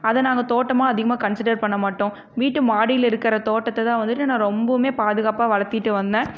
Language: Tamil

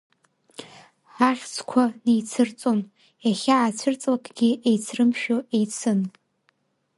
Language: Abkhazian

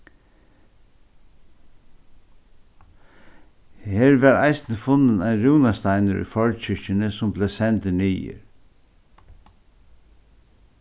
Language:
Faroese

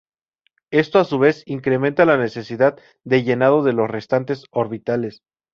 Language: Spanish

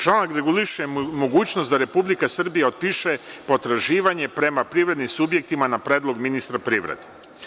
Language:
Serbian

